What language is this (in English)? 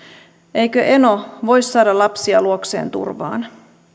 Finnish